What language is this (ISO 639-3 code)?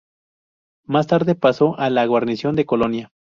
spa